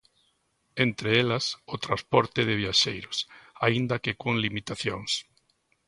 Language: Galician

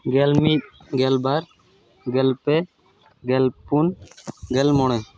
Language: Santali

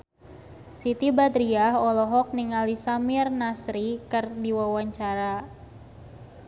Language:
Sundanese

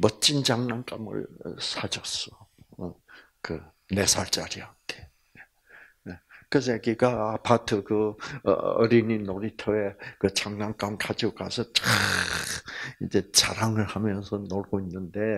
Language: Korean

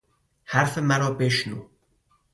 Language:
Persian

